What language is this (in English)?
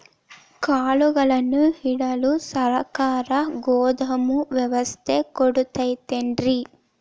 Kannada